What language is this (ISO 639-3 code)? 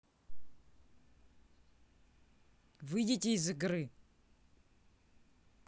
rus